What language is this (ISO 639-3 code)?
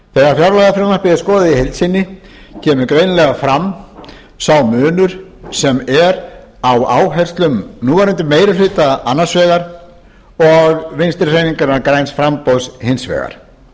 isl